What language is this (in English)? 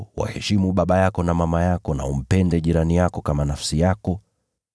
Swahili